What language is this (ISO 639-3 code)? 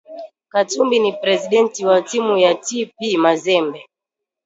swa